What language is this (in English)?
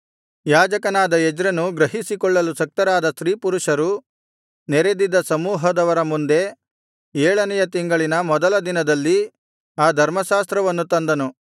Kannada